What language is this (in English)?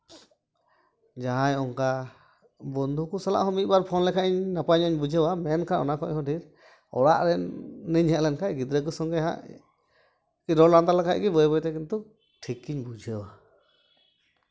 Santali